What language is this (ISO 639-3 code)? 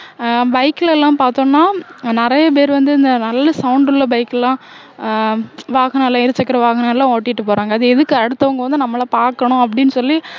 tam